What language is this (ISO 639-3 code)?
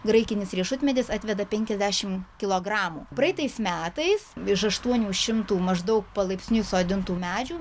lit